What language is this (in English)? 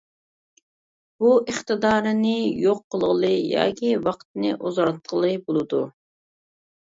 Uyghur